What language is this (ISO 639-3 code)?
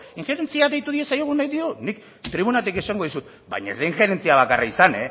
eus